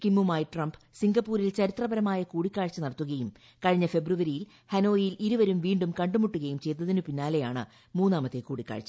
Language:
Malayalam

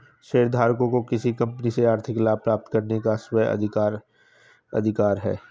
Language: Hindi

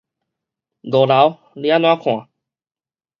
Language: Min Nan Chinese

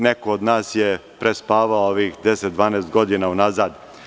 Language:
Serbian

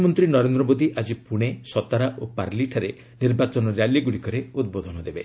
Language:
Odia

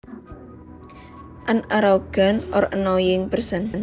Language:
Javanese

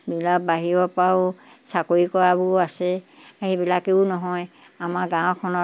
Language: Assamese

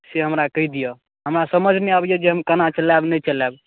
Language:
Maithili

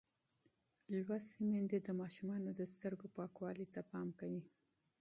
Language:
Pashto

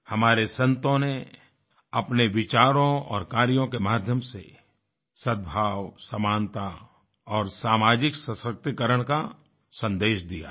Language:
Hindi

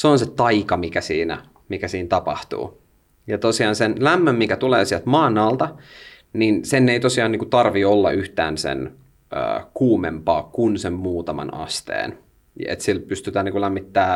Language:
Finnish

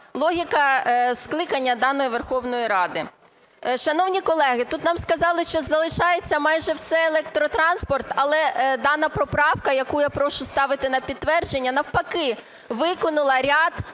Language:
Ukrainian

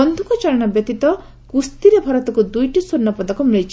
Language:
Odia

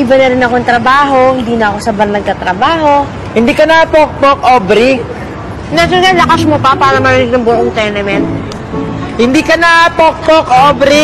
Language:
Filipino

